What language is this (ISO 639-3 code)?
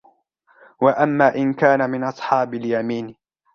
ara